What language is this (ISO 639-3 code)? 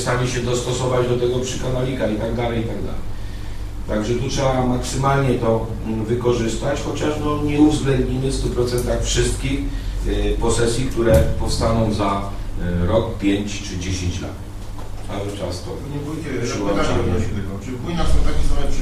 pol